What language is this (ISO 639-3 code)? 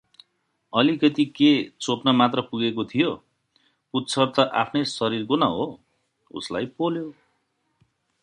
nep